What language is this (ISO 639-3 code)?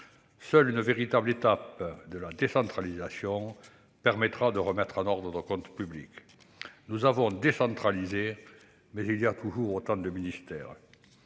fra